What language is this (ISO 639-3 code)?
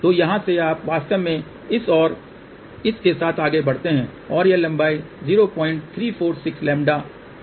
hin